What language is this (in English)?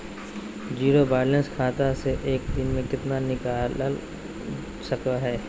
Magahi